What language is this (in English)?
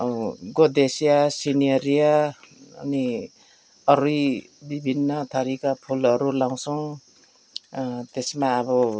Nepali